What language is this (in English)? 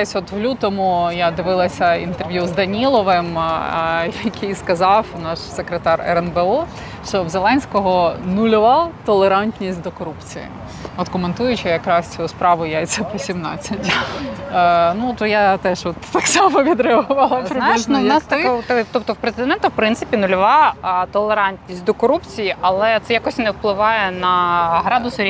Ukrainian